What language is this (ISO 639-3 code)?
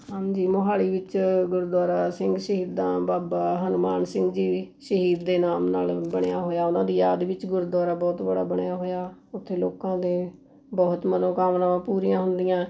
pan